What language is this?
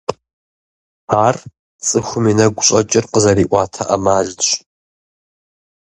Kabardian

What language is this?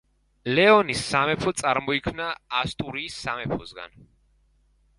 Georgian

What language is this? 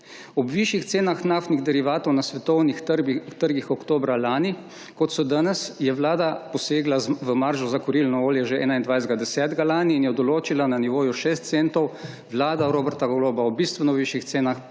Slovenian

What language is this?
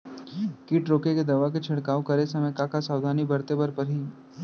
Chhattisgarhi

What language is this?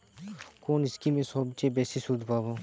Bangla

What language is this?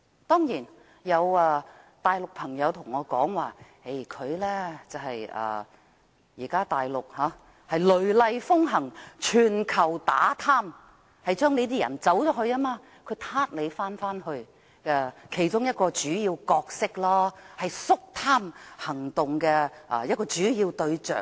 Cantonese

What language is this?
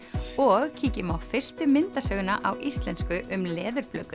Icelandic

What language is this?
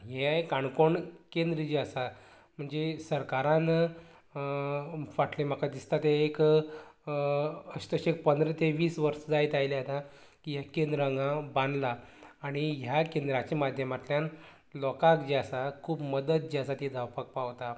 Konkani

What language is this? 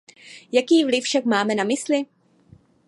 Czech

